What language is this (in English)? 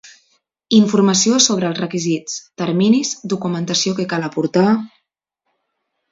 Catalan